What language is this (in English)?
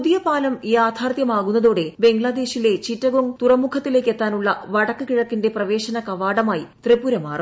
Malayalam